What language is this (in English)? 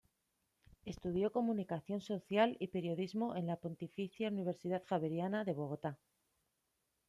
Spanish